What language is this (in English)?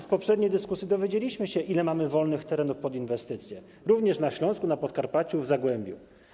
Polish